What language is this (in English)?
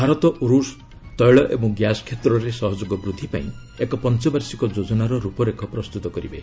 Odia